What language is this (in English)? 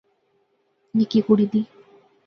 Pahari-Potwari